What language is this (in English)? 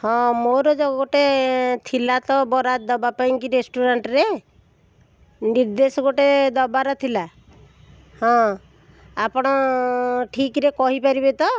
Odia